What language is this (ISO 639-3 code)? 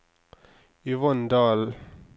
nor